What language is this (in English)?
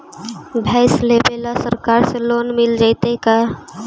Magahi